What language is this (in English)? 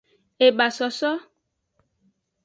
Aja (Benin)